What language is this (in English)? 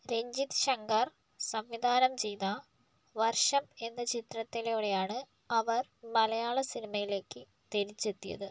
Malayalam